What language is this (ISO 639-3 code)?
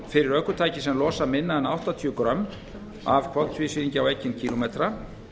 isl